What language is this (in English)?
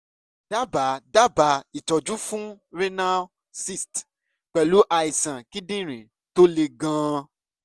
Yoruba